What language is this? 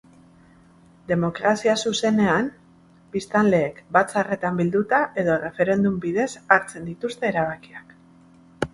Basque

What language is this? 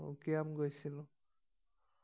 Assamese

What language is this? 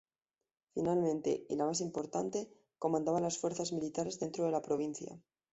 Spanish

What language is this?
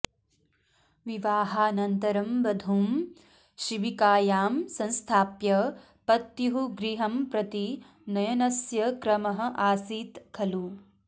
Sanskrit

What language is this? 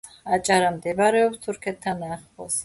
Georgian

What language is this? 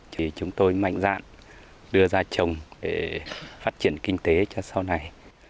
Vietnamese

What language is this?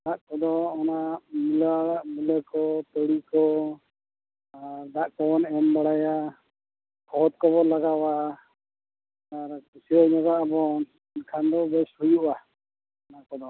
Santali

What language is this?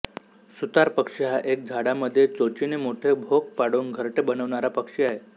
Marathi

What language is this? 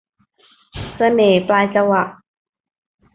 Thai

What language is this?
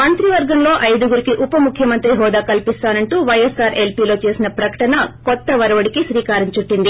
Telugu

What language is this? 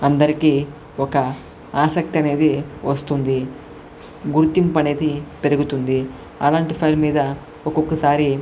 Telugu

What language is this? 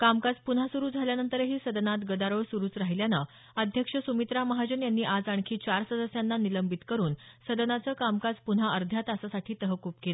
Marathi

